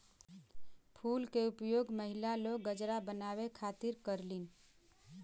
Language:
Bhojpuri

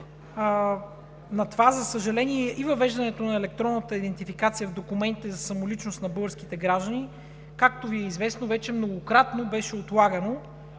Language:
Bulgarian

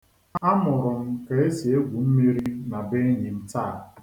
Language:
Igbo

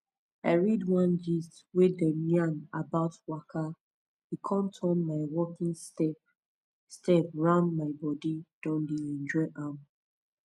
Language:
Nigerian Pidgin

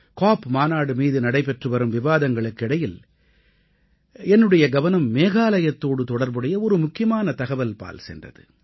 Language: Tamil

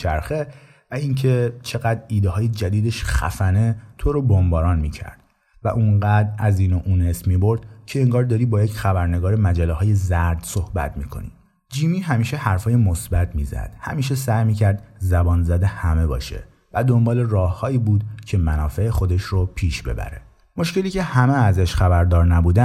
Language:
Persian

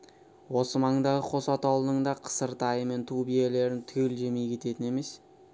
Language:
Kazakh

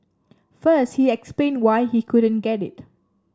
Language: English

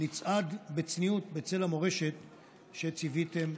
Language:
Hebrew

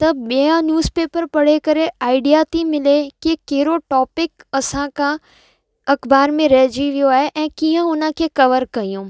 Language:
Sindhi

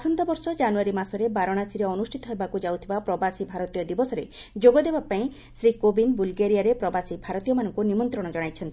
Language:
Odia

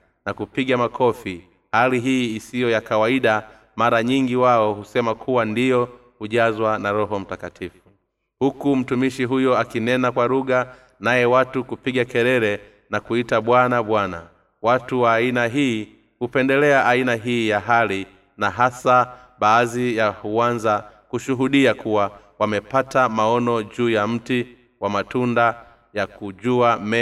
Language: Swahili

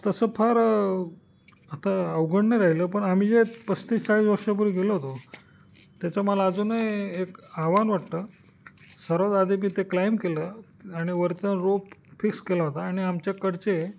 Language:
Marathi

